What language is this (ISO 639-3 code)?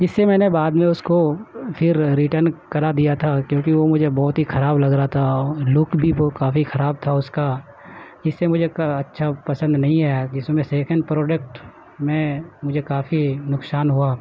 urd